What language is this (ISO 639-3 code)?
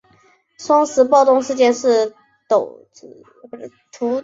zho